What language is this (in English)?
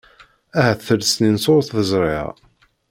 Kabyle